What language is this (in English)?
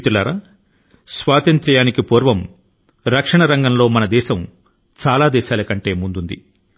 Telugu